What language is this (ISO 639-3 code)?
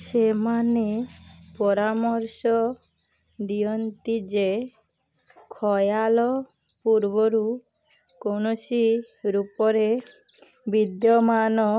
ori